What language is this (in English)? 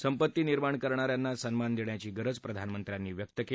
Marathi